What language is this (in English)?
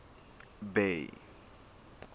Southern Sotho